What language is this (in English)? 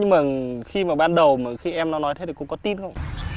Vietnamese